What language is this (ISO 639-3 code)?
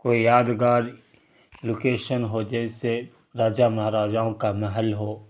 urd